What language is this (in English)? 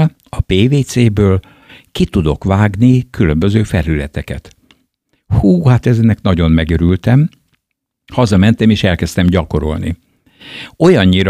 Hungarian